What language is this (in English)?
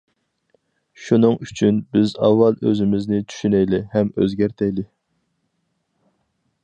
Uyghur